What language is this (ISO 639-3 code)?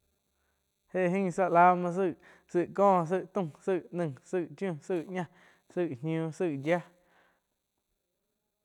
chq